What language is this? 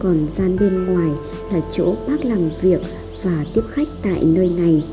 Vietnamese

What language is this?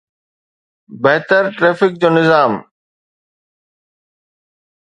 Sindhi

